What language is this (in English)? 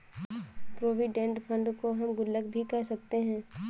Hindi